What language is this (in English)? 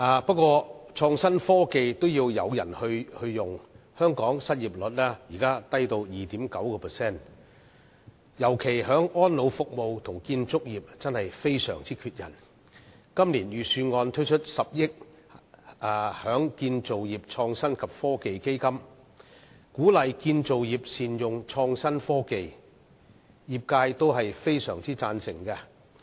Cantonese